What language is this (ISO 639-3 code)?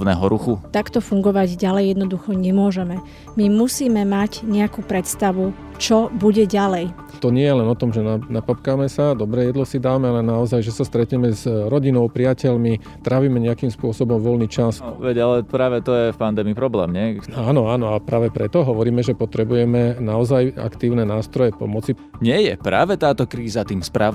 slk